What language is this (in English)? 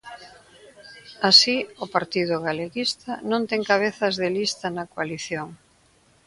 Galician